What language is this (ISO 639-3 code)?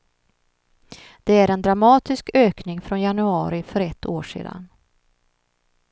swe